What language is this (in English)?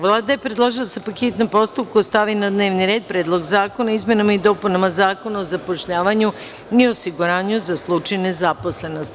Serbian